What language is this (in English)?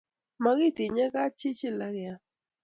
Kalenjin